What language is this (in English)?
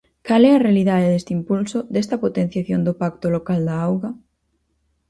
Galician